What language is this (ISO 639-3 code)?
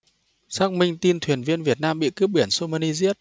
vie